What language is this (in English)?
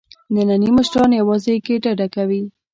Pashto